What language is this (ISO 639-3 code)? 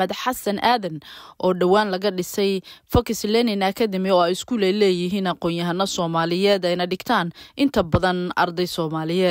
ara